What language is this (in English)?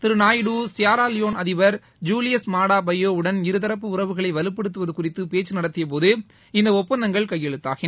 Tamil